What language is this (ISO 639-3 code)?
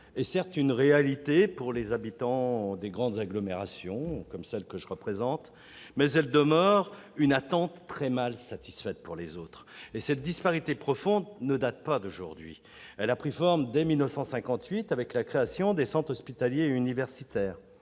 fra